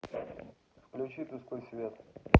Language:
Russian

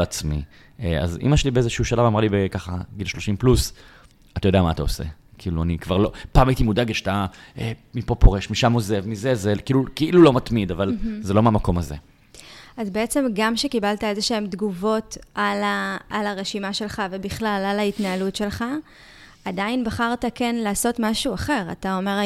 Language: Hebrew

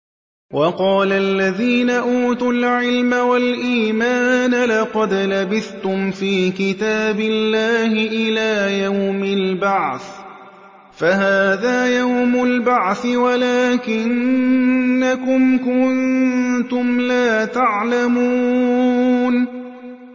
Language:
Arabic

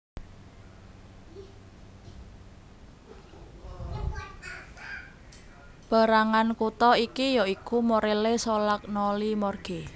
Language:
Javanese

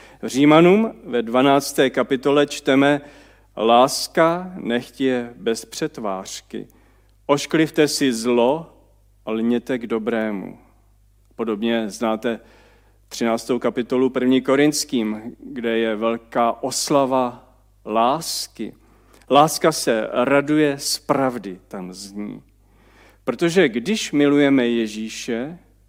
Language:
Czech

